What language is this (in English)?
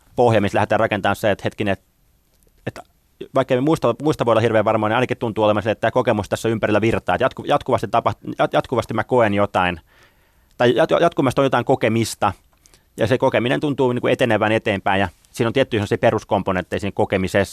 Finnish